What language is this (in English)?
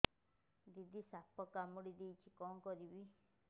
Odia